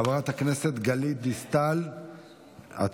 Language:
Hebrew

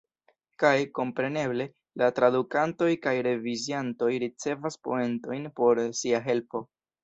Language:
Esperanto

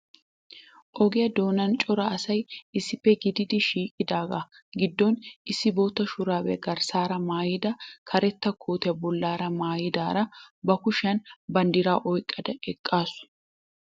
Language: Wolaytta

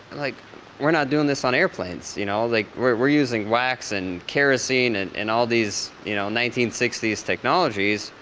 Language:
English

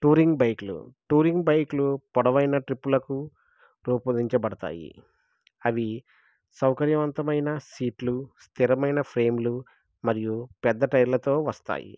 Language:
Telugu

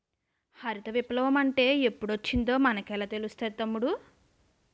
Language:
Telugu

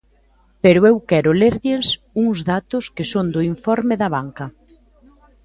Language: Galician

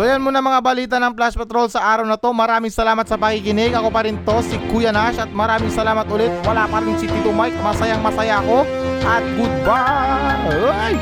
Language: Filipino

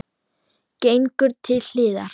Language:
Icelandic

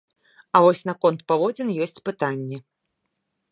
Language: Belarusian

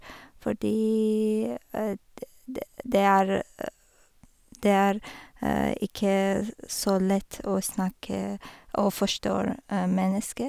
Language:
Norwegian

